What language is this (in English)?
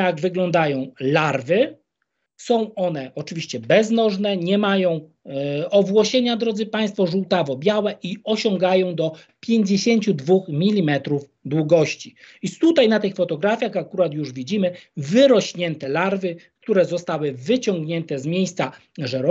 Polish